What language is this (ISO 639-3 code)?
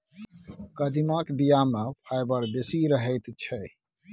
mai